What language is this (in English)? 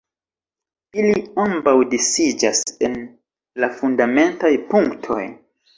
Esperanto